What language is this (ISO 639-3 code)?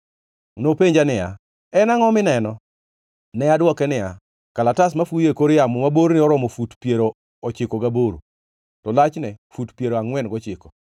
luo